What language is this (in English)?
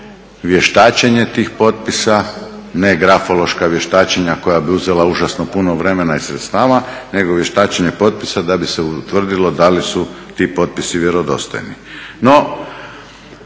Croatian